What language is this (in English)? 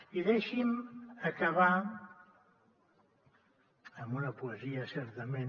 Catalan